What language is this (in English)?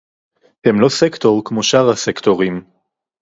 Hebrew